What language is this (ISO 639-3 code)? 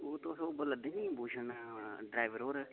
doi